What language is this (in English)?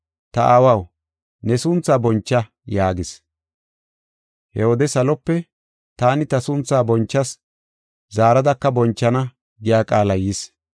Gofa